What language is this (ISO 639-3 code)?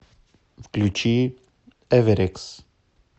rus